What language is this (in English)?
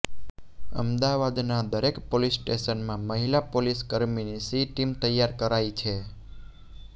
Gujarati